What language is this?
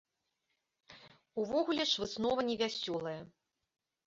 Belarusian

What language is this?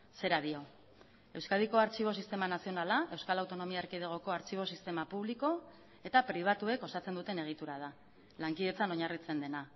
Basque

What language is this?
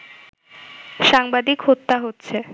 Bangla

